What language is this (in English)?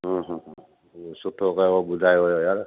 Sindhi